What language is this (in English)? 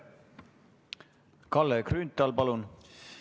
Estonian